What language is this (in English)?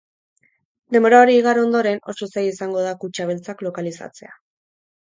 Basque